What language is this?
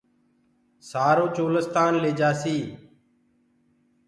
Gurgula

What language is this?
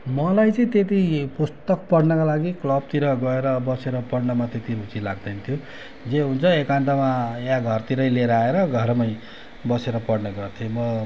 Nepali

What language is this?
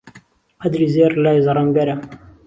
Central Kurdish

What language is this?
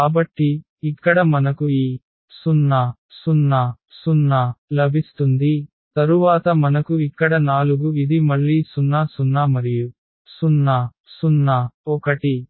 Telugu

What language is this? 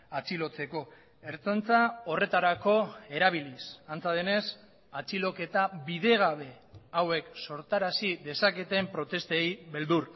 Basque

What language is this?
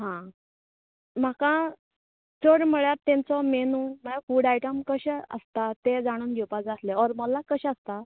Konkani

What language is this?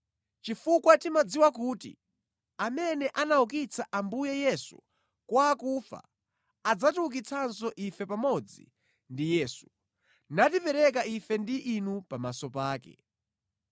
Nyanja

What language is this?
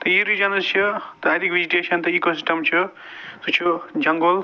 Kashmiri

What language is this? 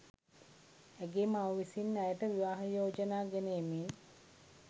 Sinhala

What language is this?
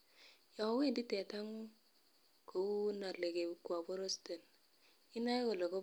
Kalenjin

